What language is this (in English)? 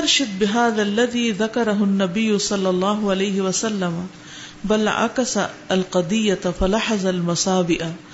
Urdu